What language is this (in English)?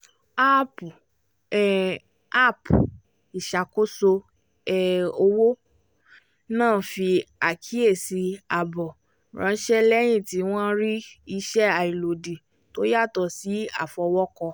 Yoruba